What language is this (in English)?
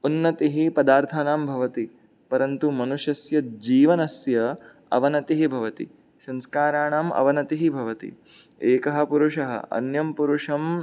Sanskrit